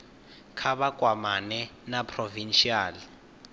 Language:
Venda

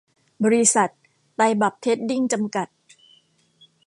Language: Thai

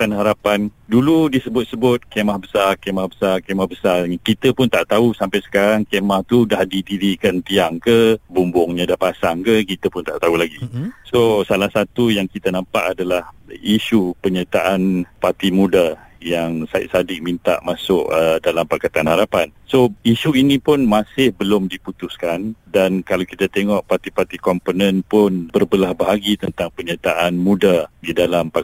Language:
Malay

